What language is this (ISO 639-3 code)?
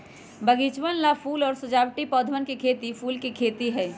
mag